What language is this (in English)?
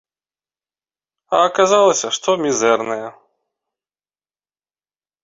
Belarusian